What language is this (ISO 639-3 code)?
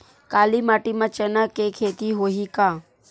hne